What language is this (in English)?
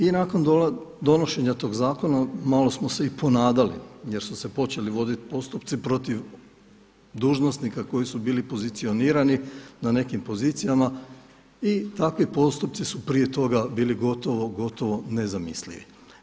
Croatian